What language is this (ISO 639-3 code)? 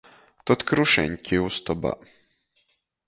ltg